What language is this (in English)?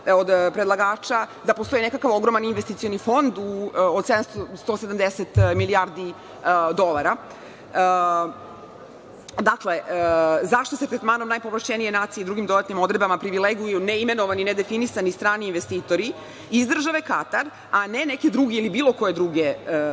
Serbian